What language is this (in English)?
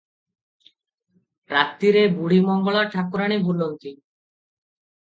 Odia